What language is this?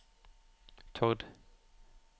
Norwegian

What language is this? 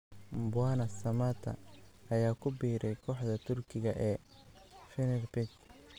Somali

